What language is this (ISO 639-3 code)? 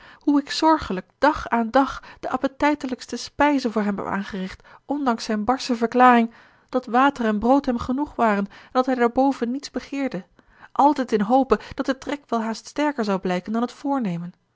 nld